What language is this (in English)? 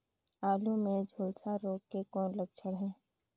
Chhattisgarhi